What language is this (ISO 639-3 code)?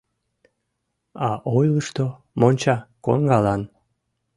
chm